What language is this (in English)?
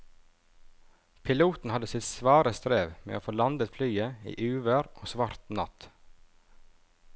Norwegian